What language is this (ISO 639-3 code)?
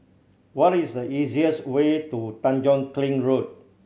eng